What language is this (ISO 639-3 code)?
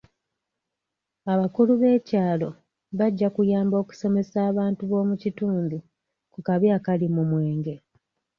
lug